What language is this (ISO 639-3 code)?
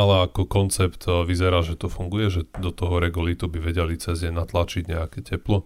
slk